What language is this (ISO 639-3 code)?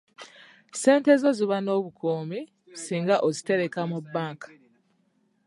lug